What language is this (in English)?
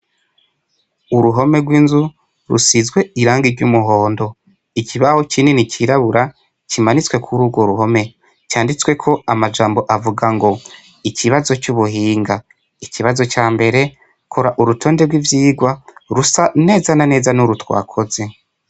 Rundi